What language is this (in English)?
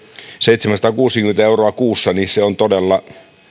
Finnish